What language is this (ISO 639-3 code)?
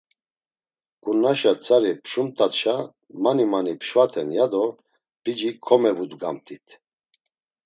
lzz